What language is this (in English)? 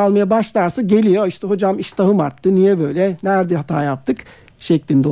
Turkish